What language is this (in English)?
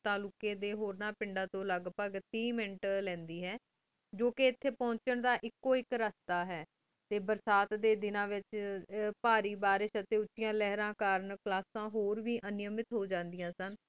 Punjabi